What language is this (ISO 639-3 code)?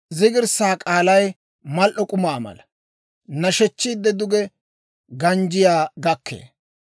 dwr